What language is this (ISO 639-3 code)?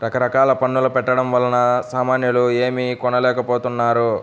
tel